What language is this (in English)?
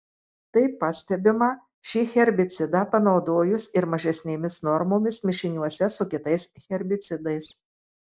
Lithuanian